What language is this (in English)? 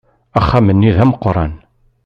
Kabyle